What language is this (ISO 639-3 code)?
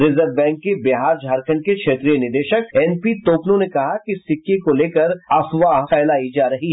hin